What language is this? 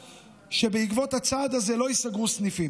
Hebrew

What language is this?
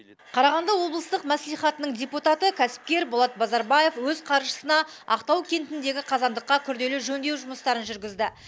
Kazakh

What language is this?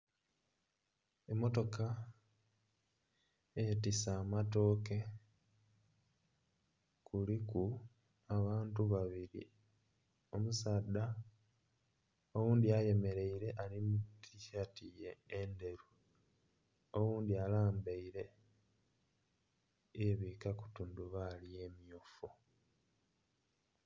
Soga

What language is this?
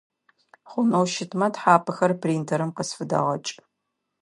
Adyghe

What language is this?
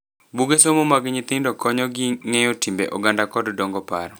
Luo (Kenya and Tanzania)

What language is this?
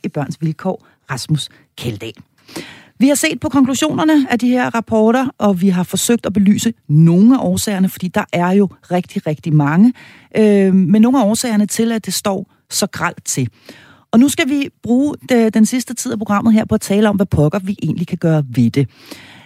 Danish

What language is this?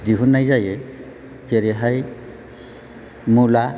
Bodo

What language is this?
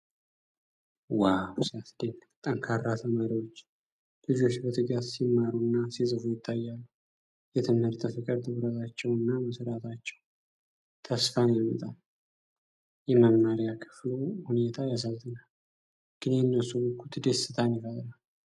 Amharic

